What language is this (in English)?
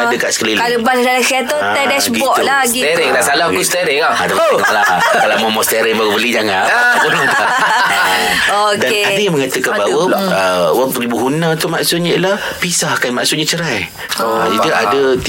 Malay